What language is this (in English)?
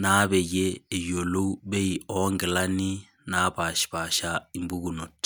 Masai